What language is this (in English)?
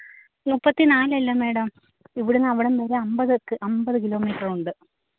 Malayalam